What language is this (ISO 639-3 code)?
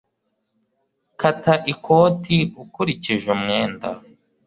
kin